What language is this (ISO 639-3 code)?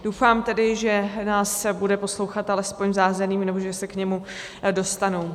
ces